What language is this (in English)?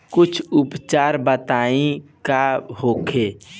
Bhojpuri